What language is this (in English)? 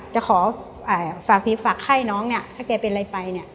Thai